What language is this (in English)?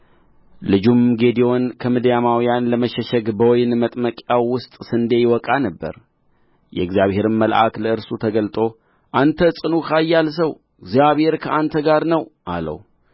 Amharic